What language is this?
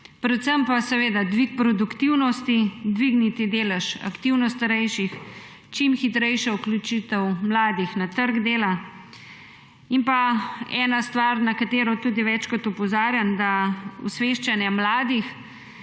Slovenian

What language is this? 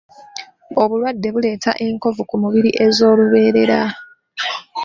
Ganda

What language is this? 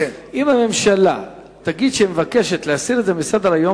Hebrew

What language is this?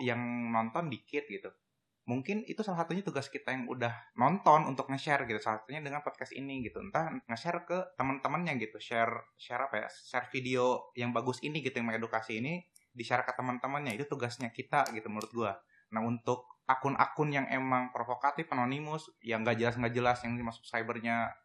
Indonesian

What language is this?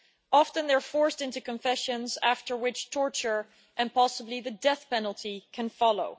English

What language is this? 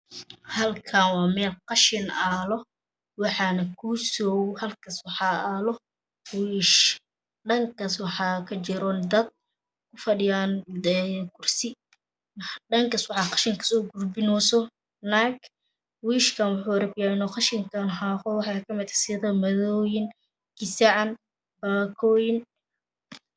Somali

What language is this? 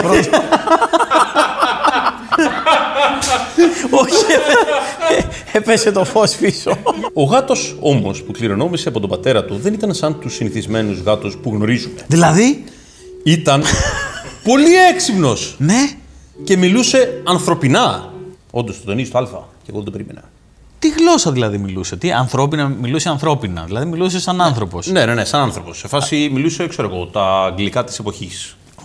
Greek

